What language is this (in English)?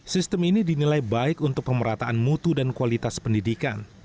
Indonesian